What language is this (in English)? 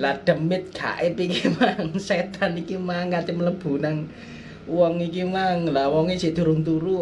Indonesian